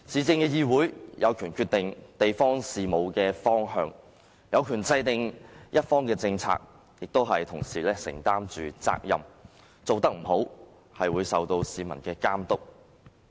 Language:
Cantonese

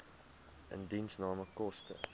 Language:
Afrikaans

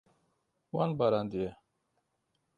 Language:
Kurdish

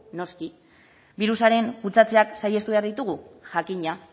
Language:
Basque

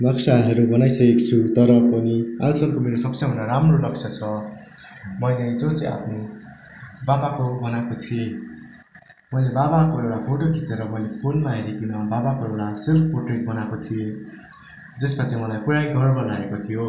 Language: Nepali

